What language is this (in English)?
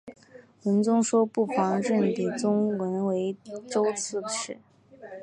Chinese